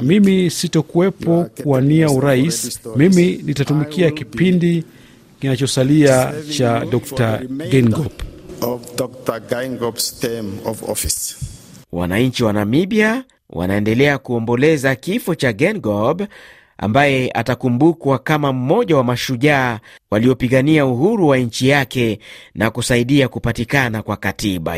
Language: Swahili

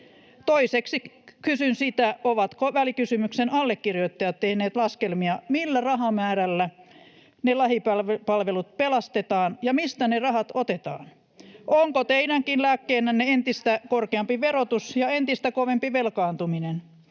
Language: Finnish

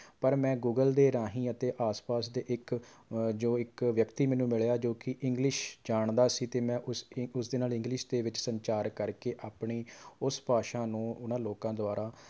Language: Punjabi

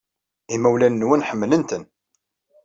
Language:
Kabyle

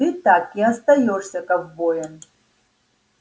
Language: Russian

